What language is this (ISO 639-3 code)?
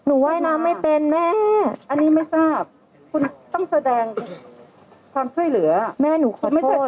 tha